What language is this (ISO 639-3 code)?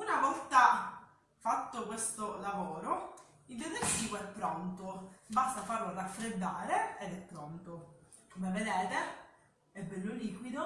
ita